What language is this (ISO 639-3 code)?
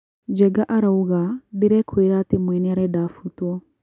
kik